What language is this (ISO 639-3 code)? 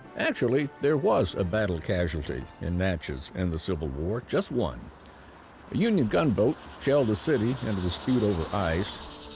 eng